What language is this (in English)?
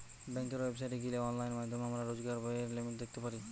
Bangla